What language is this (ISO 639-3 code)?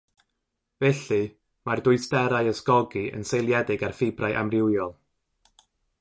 cym